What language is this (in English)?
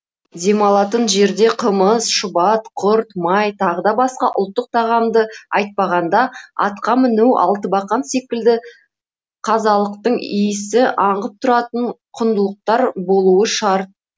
Kazakh